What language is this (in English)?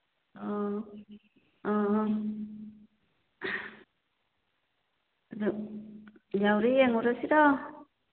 Manipuri